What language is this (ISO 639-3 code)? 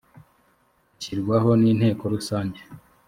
kin